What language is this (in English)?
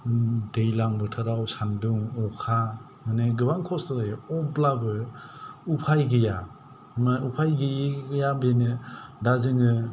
Bodo